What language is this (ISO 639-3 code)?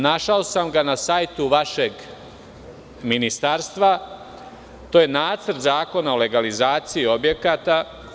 srp